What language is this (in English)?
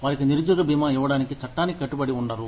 Telugu